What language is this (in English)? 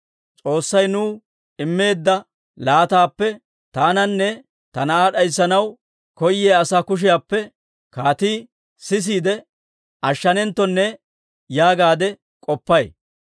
Dawro